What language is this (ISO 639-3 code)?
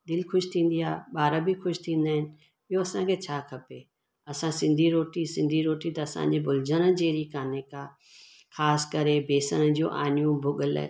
snd